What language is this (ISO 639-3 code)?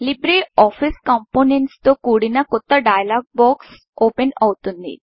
tel